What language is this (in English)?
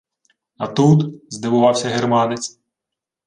Ukrainian